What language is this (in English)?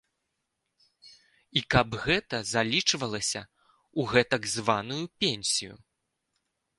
Belarusian